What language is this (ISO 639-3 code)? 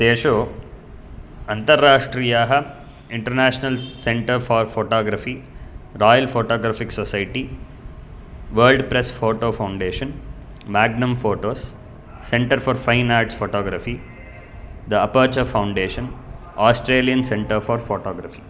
san